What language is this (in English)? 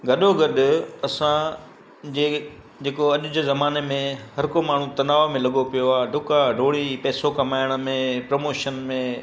Sindhi